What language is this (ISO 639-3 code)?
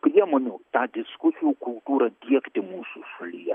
lit